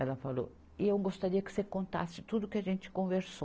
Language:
Portuguese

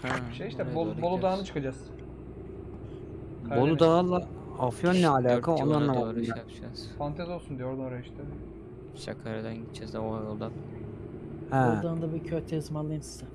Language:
Turkish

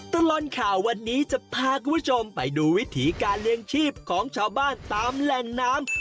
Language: Thai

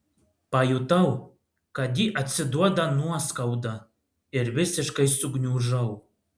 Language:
Lithuanian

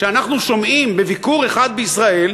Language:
Hebrew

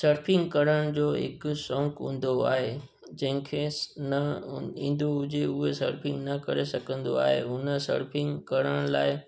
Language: Sindhi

